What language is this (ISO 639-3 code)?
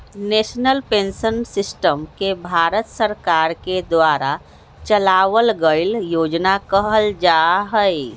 mag